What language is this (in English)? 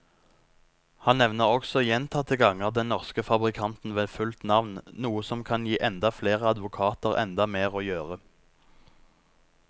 Norwegian